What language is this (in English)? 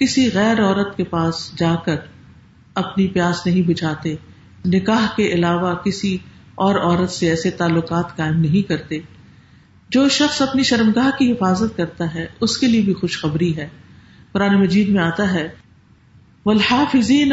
Urdu